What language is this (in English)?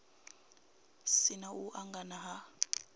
Venda